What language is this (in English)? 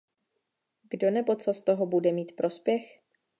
Czech